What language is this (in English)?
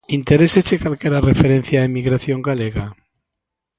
Galician